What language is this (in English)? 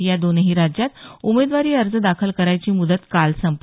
Marathi